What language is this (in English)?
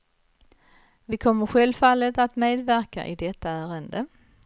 Swedish